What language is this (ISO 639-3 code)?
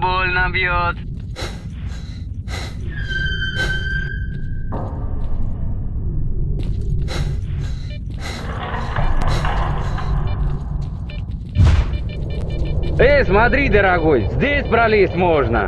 rus